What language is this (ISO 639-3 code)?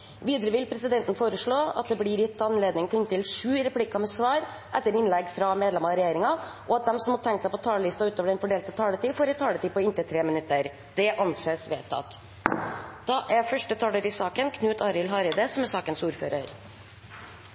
nor